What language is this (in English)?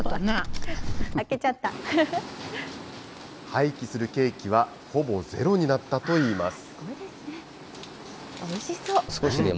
Japanese